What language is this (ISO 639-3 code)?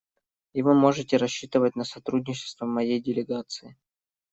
rus